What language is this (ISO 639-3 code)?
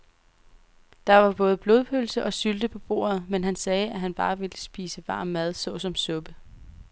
dan